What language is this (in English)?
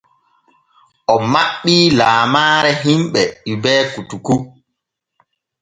Borgu Fulfulde